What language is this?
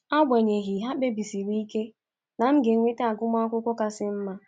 Igbo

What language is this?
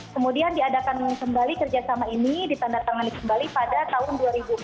Indonesian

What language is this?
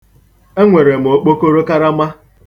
Igbo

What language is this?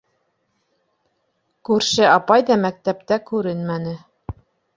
Bashkir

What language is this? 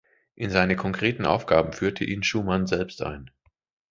German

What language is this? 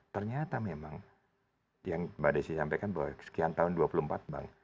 Indonesian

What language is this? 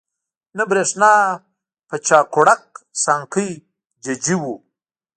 Pashto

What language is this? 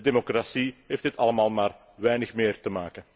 Dutch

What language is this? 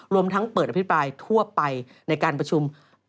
Thai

